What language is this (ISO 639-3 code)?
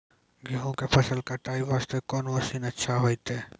mai